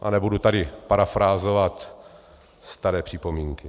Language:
Czech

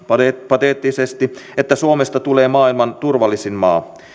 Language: Finnish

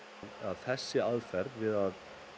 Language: Icelandic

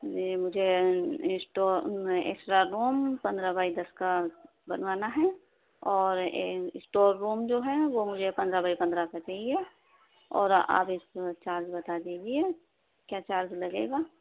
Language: Urdu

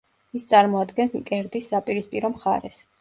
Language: Georgian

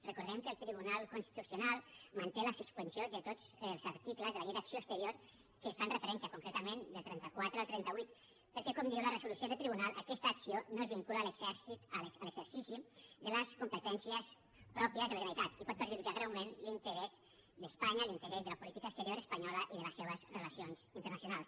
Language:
Catalan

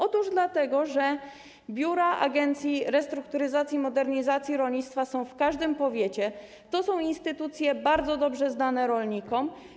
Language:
Polish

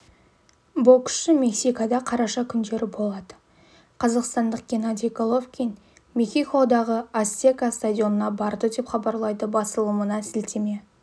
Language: Kazakh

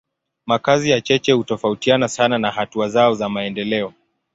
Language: Swahili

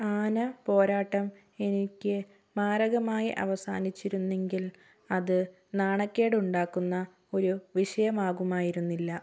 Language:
Malayalam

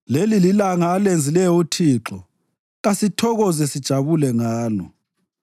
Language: North Ndebele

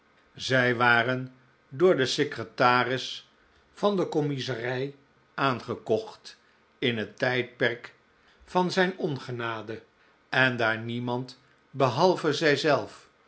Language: Dutch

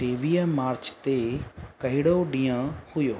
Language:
Sindhi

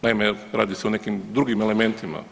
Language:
Croatian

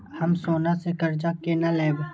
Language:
Maithili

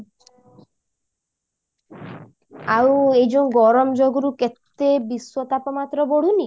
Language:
Odia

